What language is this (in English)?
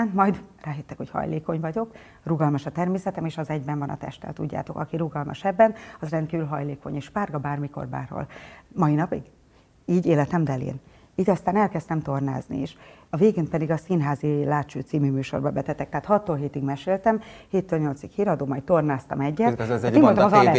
Hungarian